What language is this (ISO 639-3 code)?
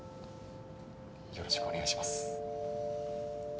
jpn